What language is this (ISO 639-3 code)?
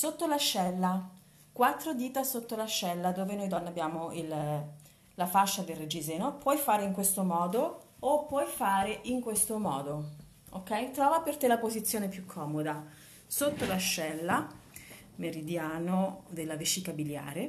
ita